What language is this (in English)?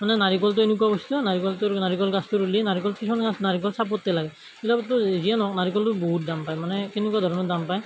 Assamese